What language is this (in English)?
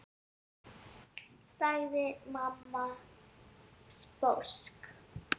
Icelandic